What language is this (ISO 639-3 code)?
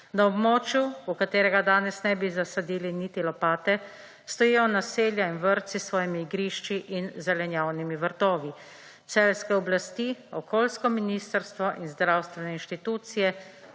slv